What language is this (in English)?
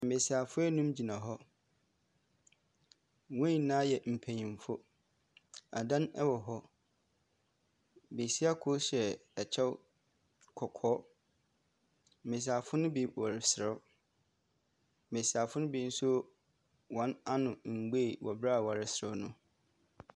Akan